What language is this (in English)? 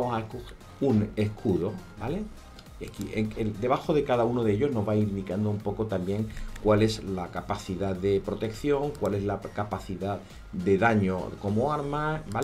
Spanish